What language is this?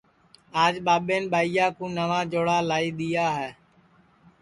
Sansi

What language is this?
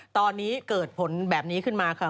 Thai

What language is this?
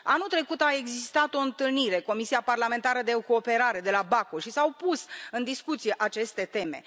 Romanian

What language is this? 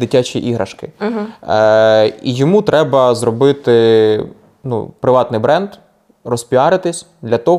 Ukrainian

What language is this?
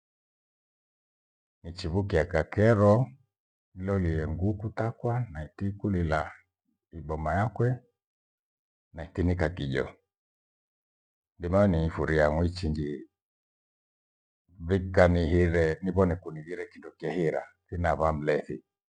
Gweno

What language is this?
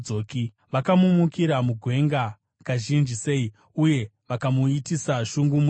Shona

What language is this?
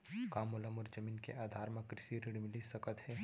Chhattisgarhi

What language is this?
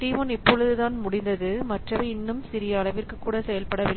Tamil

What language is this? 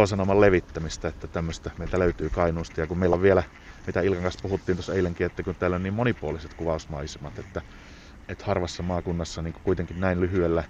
Finnish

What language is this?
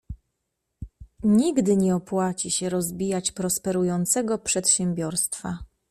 Polish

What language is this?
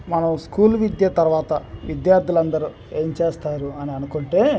Telugu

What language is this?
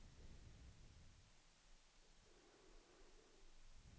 Swedish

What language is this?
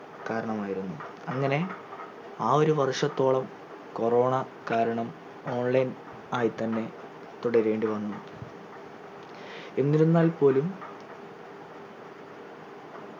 Malayalam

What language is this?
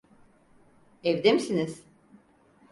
Turkish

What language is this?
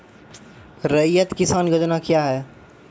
Maithili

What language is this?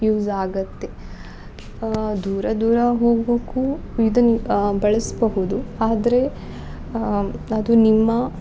Kannada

